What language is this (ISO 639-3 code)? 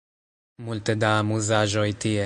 epo